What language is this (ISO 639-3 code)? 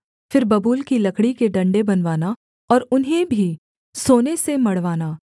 hin